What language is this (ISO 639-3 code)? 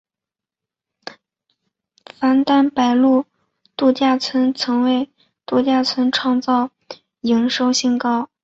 zho